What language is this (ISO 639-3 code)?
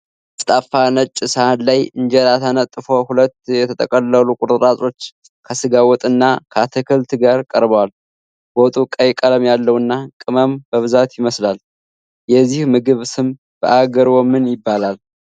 amh